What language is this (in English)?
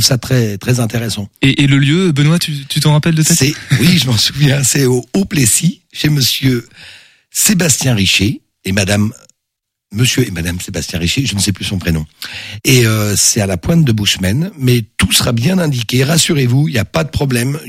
French